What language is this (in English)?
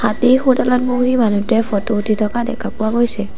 Assamese